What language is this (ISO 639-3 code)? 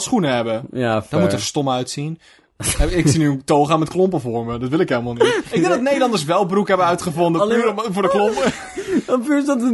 nld